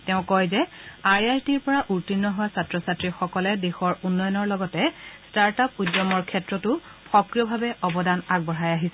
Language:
Assamese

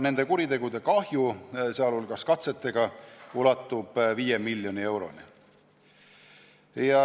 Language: Estonian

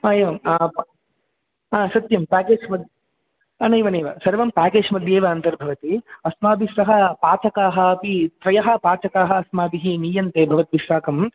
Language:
Sanskrit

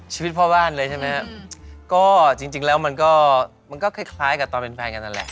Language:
Thai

